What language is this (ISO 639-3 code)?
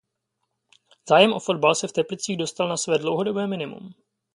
ces